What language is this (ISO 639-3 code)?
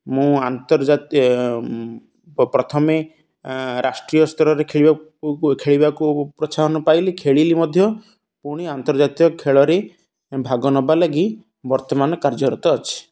ori